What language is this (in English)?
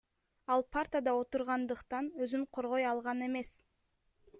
Kyrgyz